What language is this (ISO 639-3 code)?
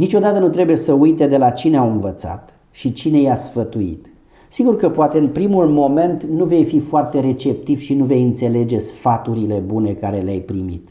ron